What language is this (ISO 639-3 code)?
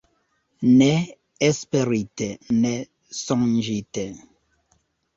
epo